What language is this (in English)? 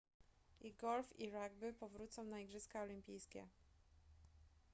Polish